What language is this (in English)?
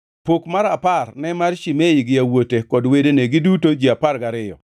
Luo (Kenya and Tanzania)